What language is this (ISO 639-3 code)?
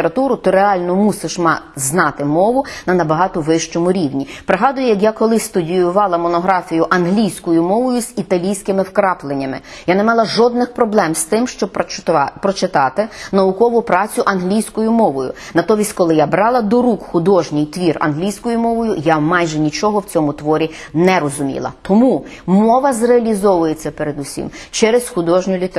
ukr